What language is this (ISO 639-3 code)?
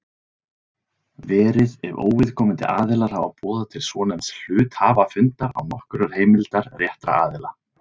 isl